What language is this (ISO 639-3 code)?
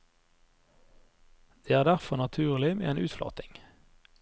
nor